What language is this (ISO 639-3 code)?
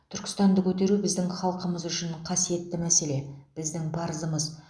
kaz